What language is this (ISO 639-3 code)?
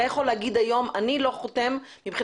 heb